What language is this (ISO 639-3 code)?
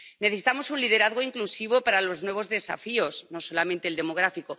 spa